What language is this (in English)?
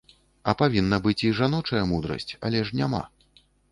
Belarusian